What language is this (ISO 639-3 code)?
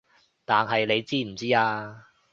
yue